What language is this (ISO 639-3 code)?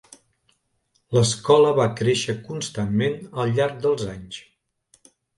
cat